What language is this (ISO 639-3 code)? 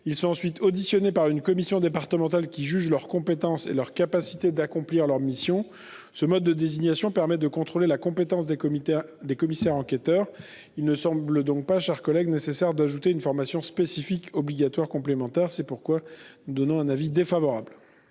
fra